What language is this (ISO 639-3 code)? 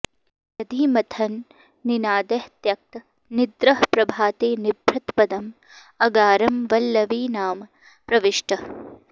san